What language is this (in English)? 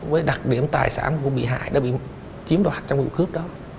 Vietnamese